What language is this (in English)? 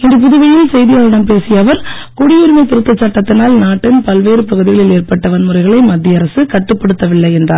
Tamil